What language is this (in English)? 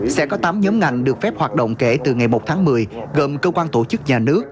Vietnamese